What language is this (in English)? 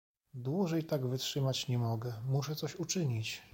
Polish